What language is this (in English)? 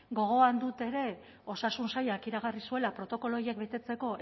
Basque